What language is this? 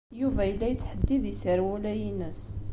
Kabyle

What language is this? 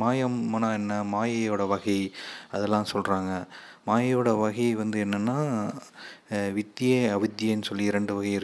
Tamil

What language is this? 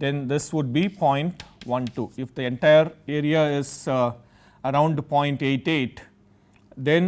English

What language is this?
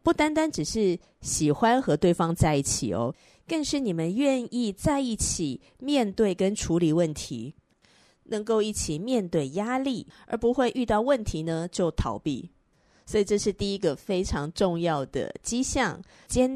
Chinese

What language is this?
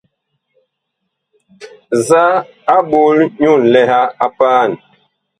Bakoko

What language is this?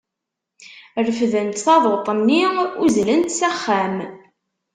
Kabyle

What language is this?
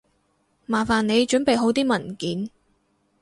Cantonese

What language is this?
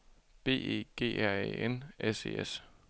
Danish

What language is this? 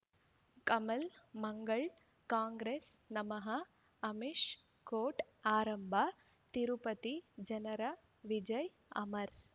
Kannada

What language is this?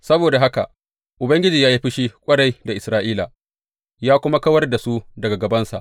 Hausa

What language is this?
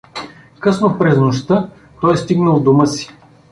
Bulgarian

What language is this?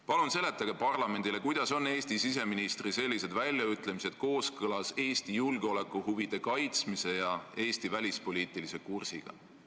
Estonian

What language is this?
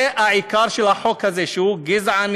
Hebrew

